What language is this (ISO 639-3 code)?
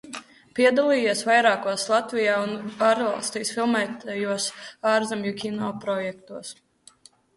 lav